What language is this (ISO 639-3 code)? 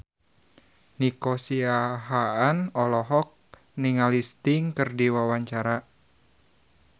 sun